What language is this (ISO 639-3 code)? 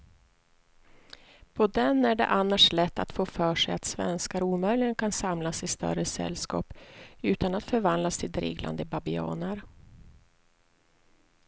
swe